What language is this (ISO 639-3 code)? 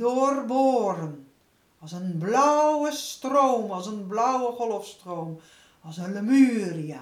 nld